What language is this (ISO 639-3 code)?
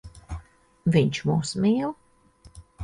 lav